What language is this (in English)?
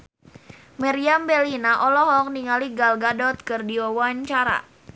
Sundanese